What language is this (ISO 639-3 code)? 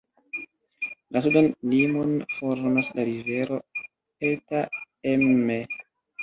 epo